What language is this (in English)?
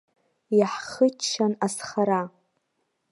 Abkhazian